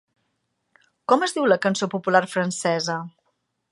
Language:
Catalan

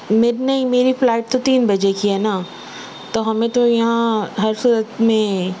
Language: Urdu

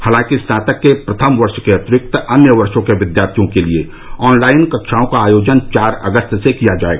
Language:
Hindi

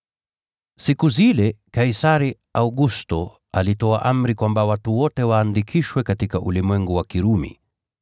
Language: Swahili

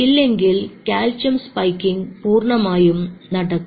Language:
Malayalam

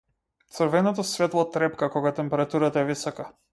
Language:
Macedonian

